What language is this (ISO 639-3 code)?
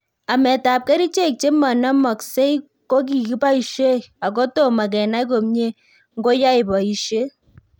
kln